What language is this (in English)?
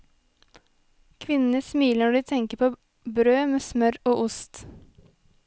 Norwegian